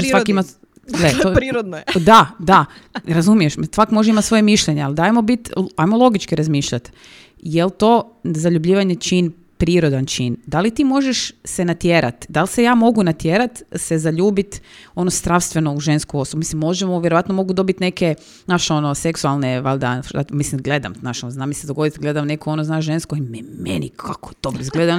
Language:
Croatian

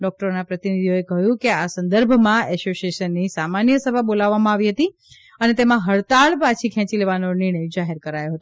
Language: Gujarati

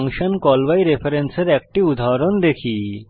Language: Bangla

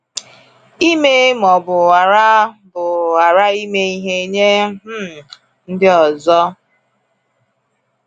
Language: Igbo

